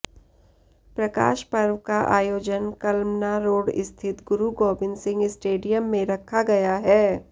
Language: Hindi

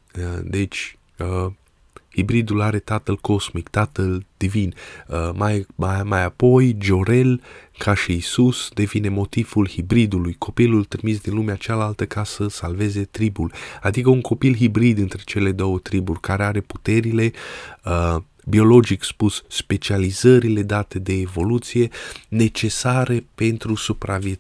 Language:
Romanian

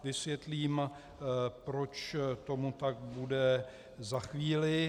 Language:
Czech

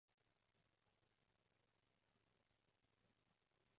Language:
Cantonese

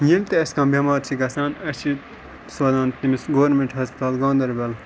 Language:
Kashmiri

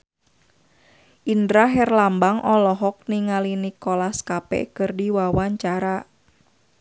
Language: Sundanese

